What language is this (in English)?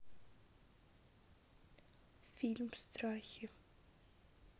Russian